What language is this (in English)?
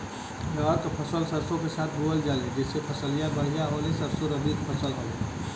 Bhojpuri